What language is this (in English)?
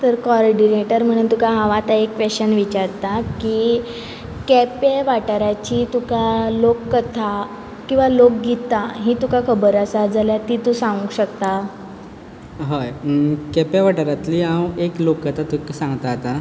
Konkani